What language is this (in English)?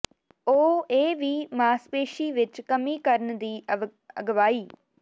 Punjabi